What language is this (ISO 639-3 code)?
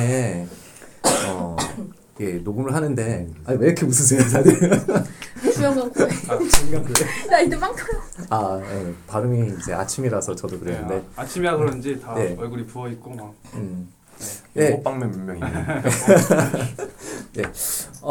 kor